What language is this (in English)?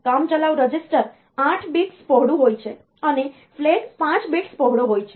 Gujarati